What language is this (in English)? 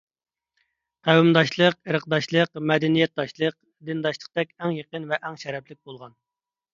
Uyghur